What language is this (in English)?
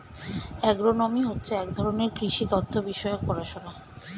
Bangla